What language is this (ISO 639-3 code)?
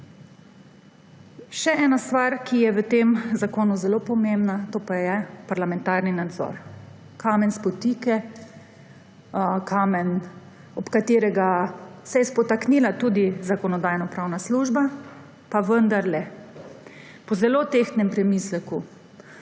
slv